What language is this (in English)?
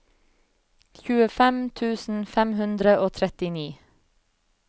Norwegian